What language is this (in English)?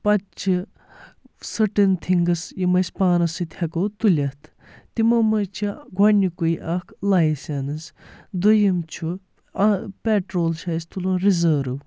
Kashmiri